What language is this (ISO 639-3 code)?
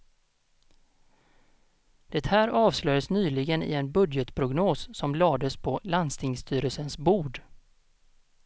swe